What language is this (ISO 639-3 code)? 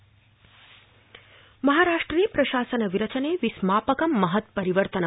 san